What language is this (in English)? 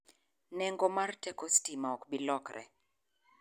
Luo (Kenya and Tanzania)